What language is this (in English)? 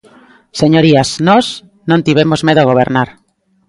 Galician